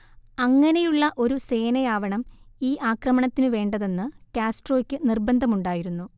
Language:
Malayalam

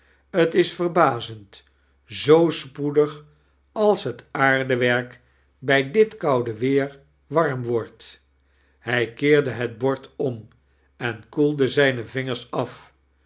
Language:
Dutch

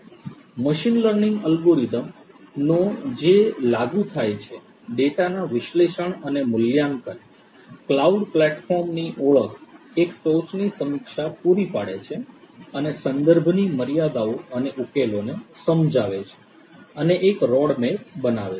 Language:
Gujarati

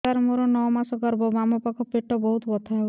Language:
Odia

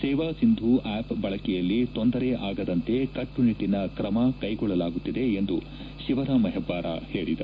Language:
Kannada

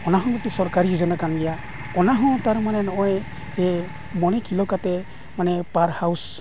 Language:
Santali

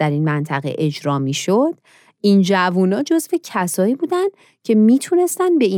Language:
Persian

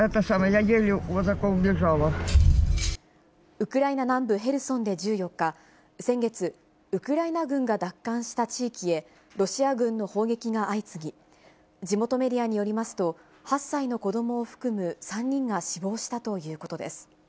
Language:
Japanese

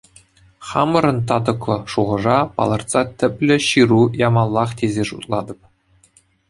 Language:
Chuvash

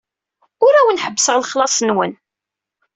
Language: Kabyle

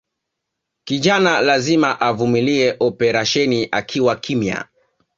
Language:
Swahili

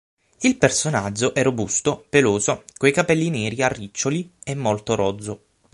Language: Italian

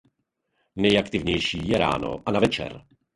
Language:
Czech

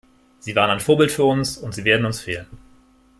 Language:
German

